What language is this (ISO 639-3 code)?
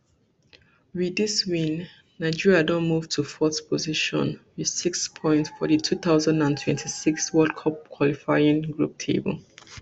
pcm